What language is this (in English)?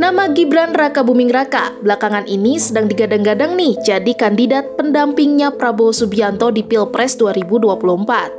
Indonesian